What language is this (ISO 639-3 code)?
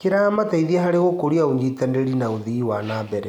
kik